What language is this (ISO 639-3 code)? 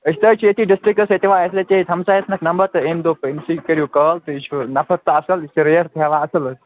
kas